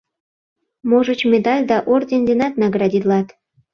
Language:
Mari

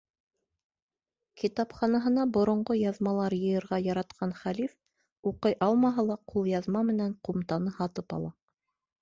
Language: Bashkir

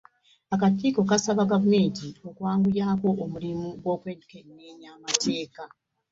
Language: Ganda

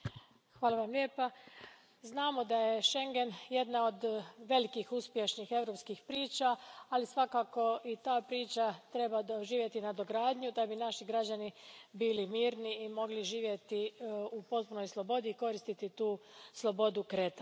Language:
Croatian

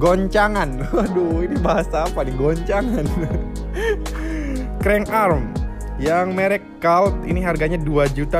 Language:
Indonesian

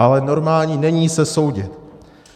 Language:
Czech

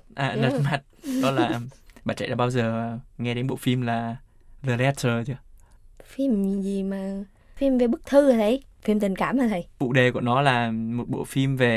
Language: Vietnamese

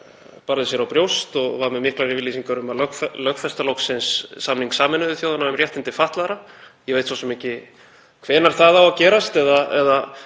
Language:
Icelandic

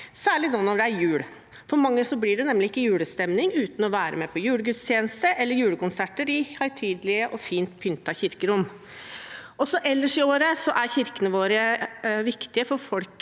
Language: Norwegian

